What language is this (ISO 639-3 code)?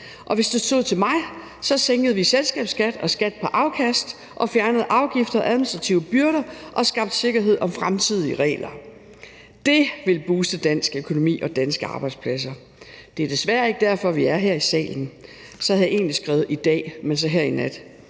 dan